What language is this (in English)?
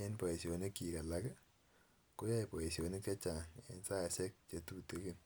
Kalenjin